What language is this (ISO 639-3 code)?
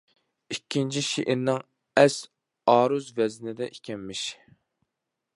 uig